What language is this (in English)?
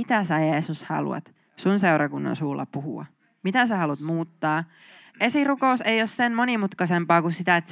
Finnish